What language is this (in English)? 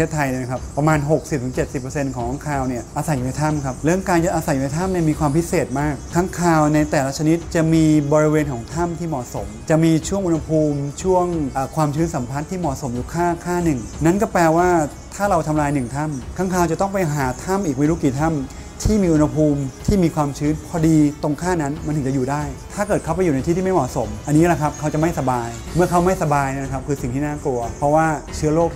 Thai